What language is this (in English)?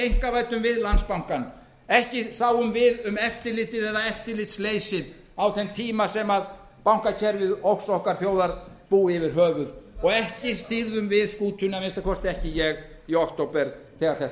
Icelandic